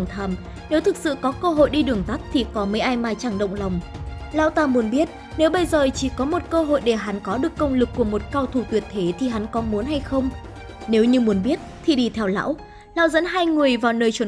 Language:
Vietnamese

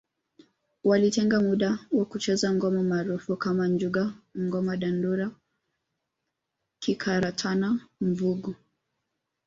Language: Swahili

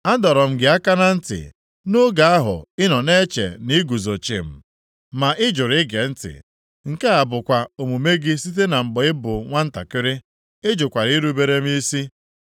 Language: Igbo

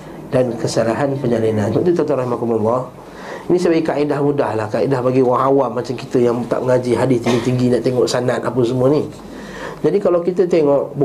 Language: Malay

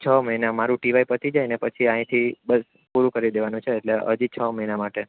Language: Gujarati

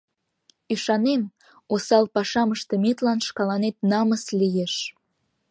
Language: Mari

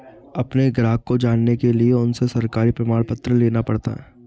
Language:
Hindi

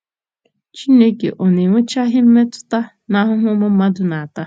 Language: Igbo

